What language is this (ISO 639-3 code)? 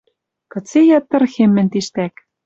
mrj